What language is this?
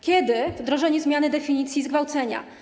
Polish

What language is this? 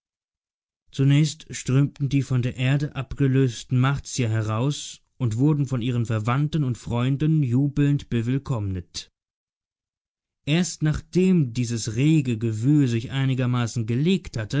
German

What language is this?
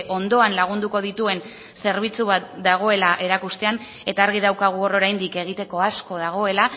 Basque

